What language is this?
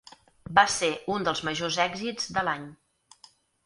Catalan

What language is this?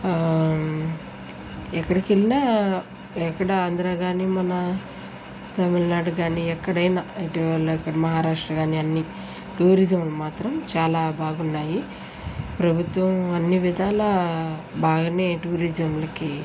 Telugu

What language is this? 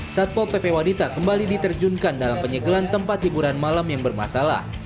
Indonesian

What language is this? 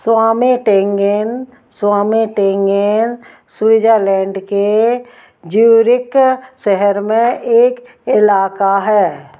Hindi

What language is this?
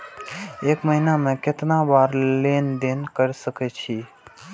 Maithili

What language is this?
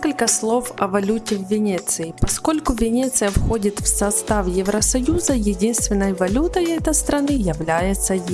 Russian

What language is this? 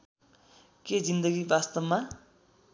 Nepali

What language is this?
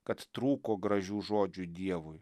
Lithuanian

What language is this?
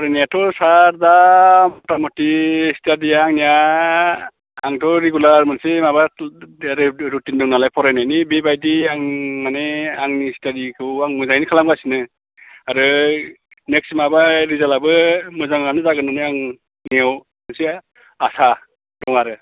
Bodo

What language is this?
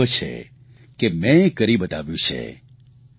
Gujarati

